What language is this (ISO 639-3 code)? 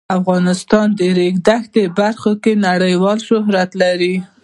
pus